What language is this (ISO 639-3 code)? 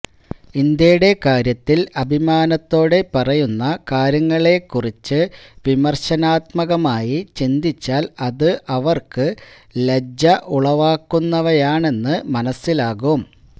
mal